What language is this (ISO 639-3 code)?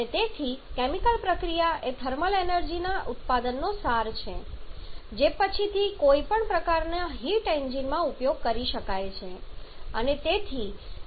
guj